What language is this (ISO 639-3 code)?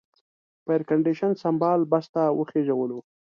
pus